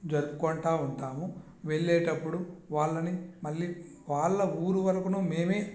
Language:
Telugu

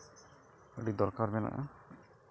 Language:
Santali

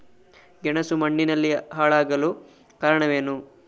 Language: Kannada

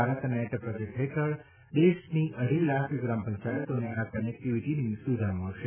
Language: Gujarati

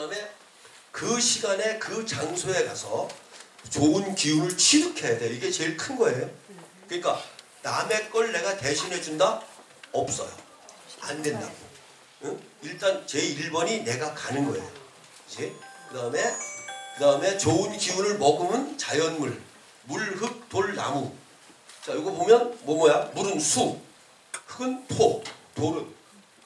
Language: Korean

